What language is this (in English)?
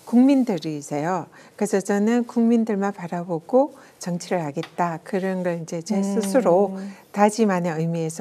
Korean